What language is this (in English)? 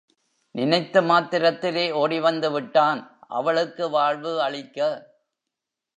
Tamil